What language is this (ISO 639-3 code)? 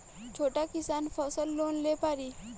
bho